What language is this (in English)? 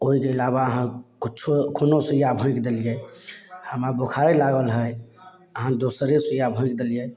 Maithili